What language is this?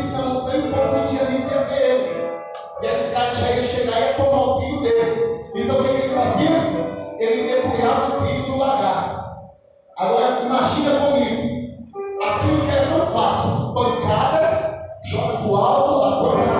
Portuguese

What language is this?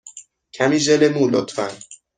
Persian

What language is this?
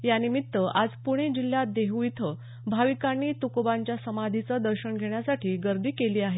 Marathi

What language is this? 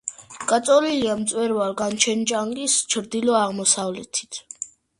Georgian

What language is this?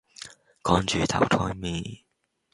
Cantonese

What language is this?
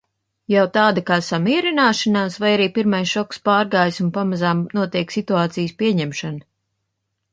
Latvian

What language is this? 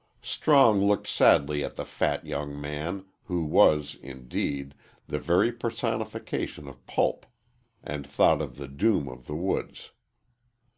English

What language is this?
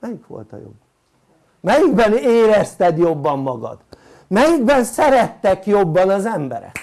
Hungarian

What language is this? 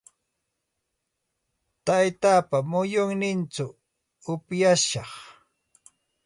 Santa Ana de Tusi Pasco Quechua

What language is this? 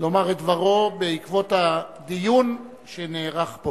Hebrew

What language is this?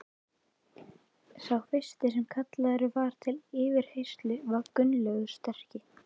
Icelandic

